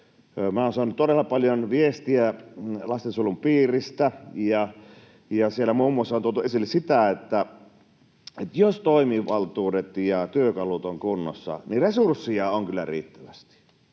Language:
Finnish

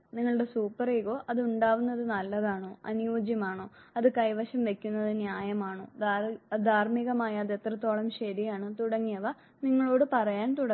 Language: Malayalam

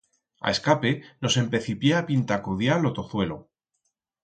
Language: Aragonese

